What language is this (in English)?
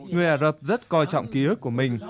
Vietnamese